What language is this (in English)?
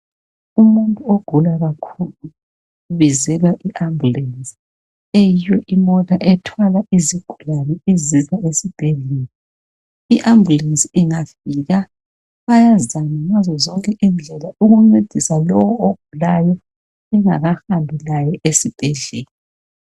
North Ndebele